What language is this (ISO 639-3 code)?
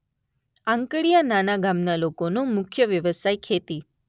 guj